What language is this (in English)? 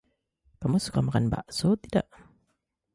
Indonesian